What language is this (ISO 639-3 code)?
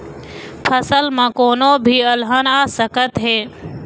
hne